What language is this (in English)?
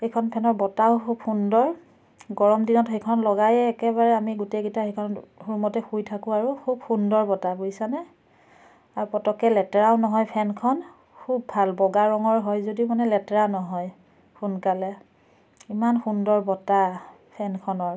Assamese